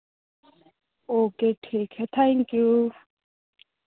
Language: Hindi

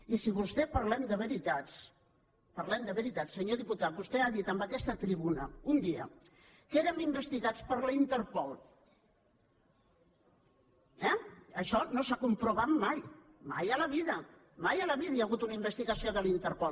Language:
Catalan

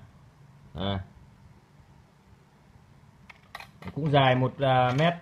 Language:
Vietnamese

